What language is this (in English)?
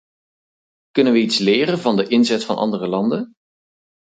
Dutch